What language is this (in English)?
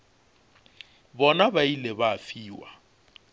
Northern Sotho